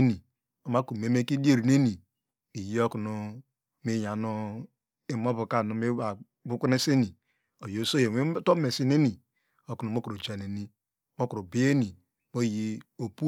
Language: Degema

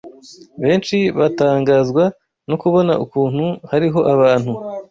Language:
Kinyarwanda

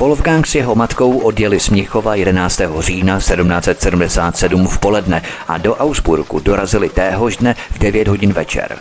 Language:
Czech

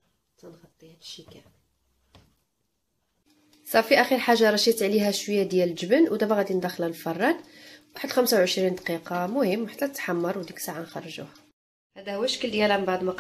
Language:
Arabic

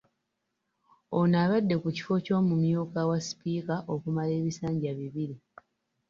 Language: Ganda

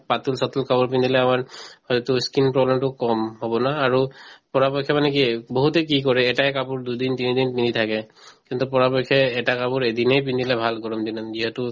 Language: Assamese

